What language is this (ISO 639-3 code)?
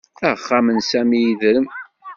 kab